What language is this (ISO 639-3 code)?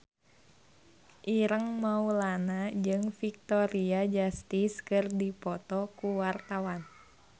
sun